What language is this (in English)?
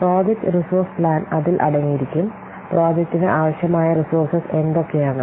Malayalam